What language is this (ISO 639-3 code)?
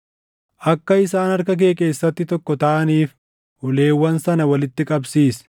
orm